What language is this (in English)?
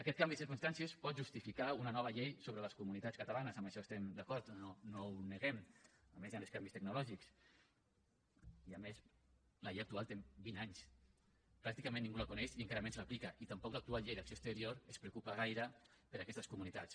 Catalan